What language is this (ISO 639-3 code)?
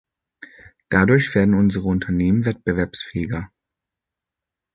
deu